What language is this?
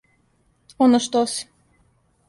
Serbian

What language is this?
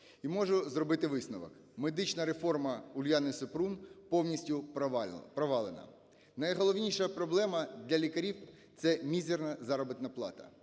Ukrainian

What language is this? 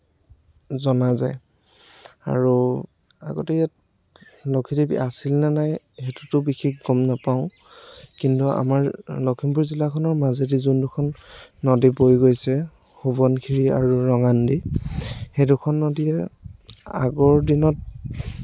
Assamese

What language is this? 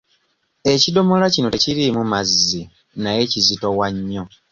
Ganda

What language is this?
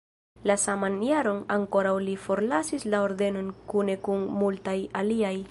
Esperanto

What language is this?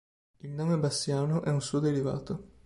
Italian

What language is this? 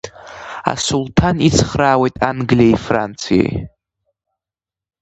Abkhazian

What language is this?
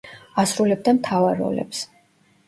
Georgian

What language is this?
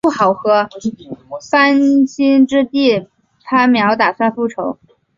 Chinese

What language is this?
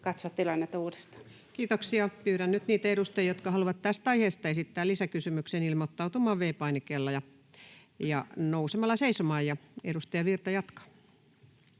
Finnish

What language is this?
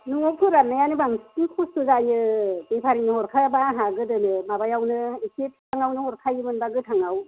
Bodo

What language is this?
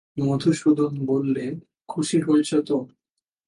Bangla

